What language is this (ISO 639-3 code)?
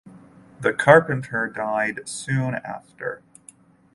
eng